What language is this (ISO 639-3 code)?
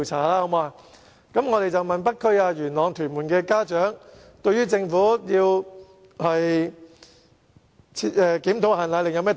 yue